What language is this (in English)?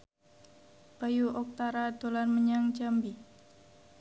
Javanese